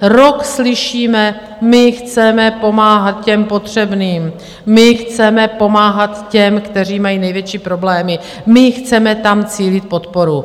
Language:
Czech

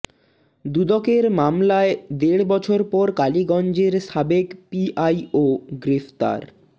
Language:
Bangla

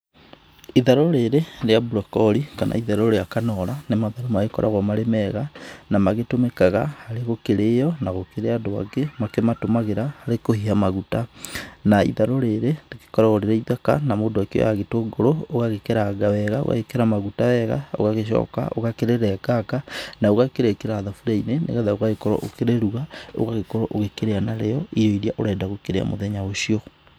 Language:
Kikuyu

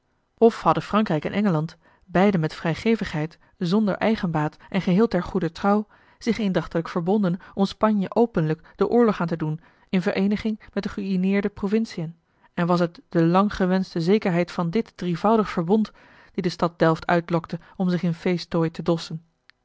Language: Dutch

